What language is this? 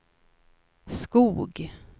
Swedish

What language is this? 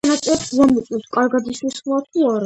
Georgian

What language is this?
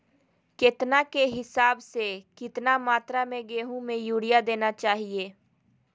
Magahi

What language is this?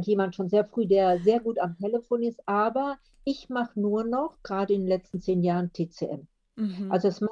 German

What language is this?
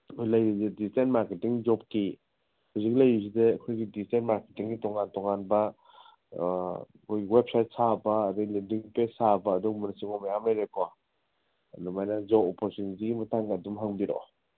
Manipuri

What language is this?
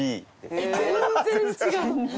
Japanese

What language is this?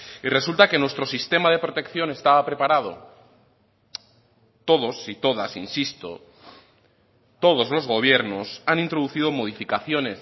Spanish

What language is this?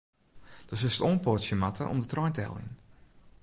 Western Frisian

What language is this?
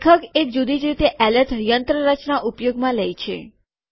Gujarati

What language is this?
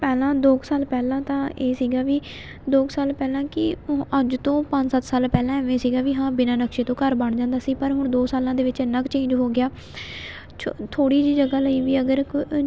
Punjabi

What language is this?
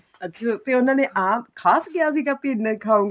Punjabi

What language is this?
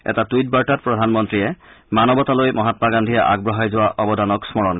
Assamese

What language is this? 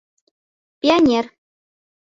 Bashkir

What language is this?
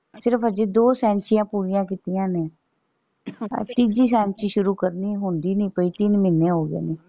Punjabi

